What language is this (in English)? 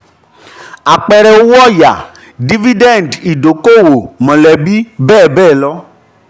Yoruba